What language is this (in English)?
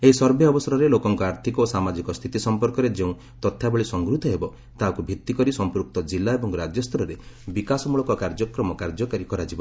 Odia